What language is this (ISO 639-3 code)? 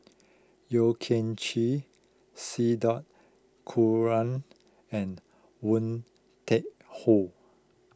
eng